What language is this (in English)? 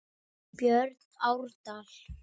Icelandic